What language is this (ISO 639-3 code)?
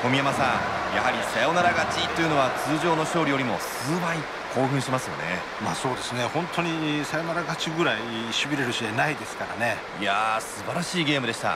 jpn